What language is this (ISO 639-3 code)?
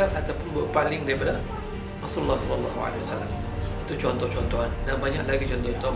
msa